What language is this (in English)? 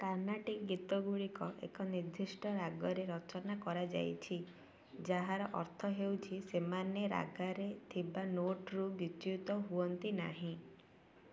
Odia